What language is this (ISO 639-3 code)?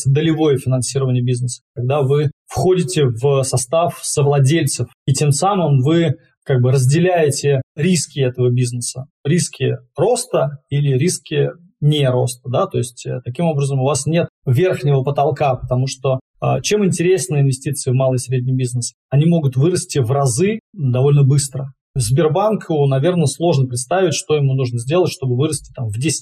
rus